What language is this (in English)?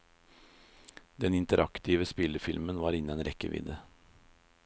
Norwegian